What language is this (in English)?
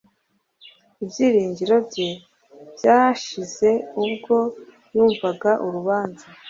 Kinyarwanda